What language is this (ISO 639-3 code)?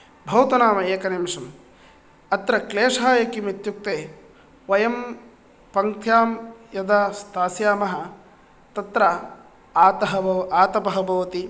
san